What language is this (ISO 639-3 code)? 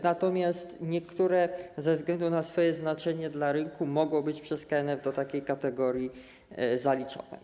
pol